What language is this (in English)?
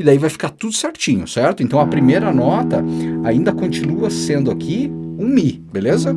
Portuguese